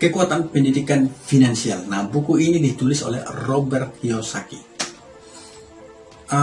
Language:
Indonesian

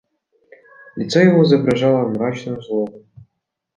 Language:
Russian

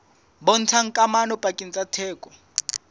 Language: Southern Sotho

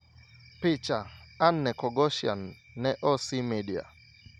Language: Luo (Kenya and Tanzania)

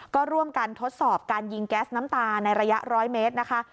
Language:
Thai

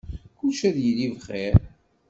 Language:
Kabyle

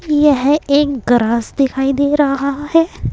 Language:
Hindi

